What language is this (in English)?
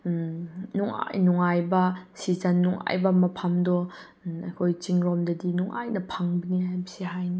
Manipuri